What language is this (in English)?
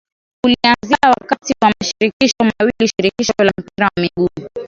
Swahili